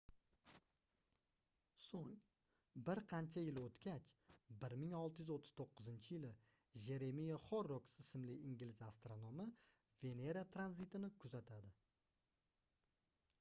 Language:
Uzbek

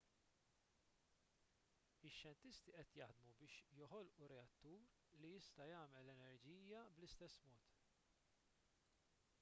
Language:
Maltese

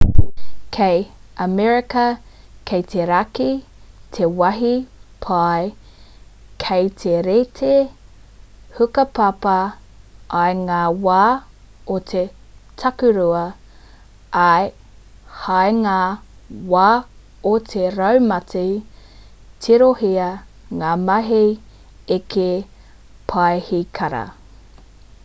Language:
Māori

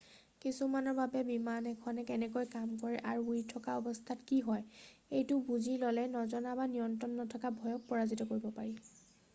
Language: Assamese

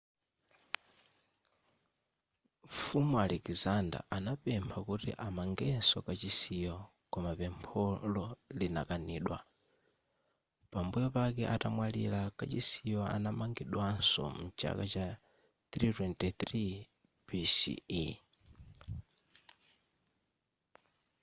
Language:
Nyanja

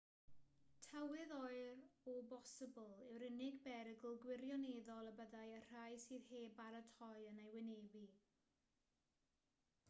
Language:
Welsh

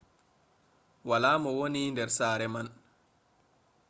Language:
Fula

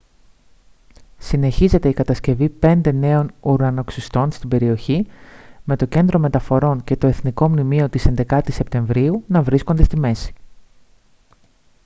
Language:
Greek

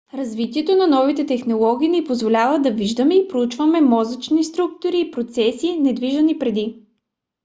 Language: Bulgarian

